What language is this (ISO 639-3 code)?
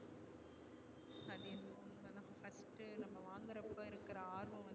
tam